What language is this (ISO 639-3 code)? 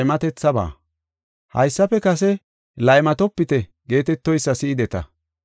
gof